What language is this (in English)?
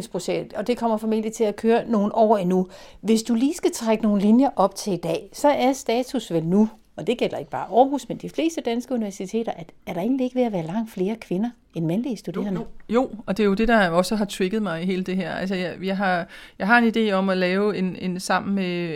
Danish